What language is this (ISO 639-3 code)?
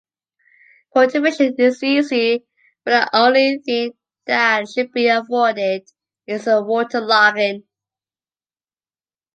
eng